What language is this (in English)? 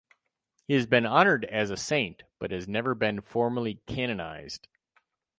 English